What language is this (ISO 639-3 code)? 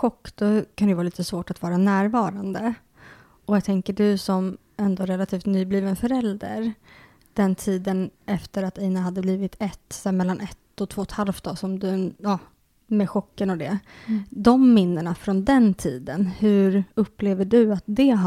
swe